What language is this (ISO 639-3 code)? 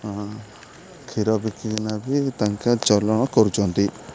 ori